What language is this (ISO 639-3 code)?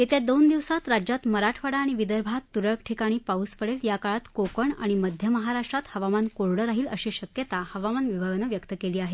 mar